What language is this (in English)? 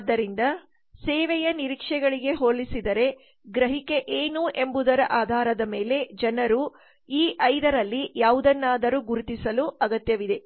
Kannada